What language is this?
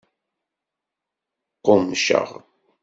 Kabyle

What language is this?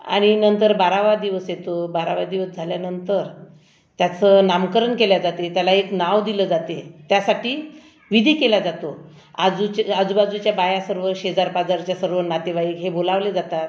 Marathi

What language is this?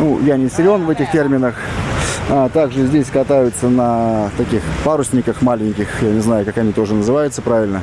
Russian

